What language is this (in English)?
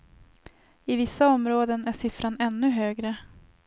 Swedish